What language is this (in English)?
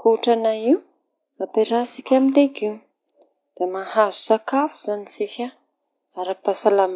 Tanosy Malagasy